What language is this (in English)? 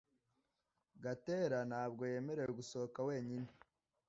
Kinyarwanda